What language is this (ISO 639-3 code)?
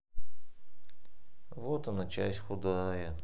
rus